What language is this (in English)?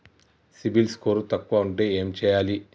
Telugu